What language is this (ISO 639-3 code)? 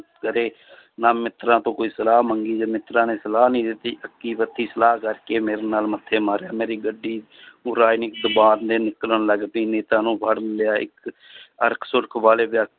pan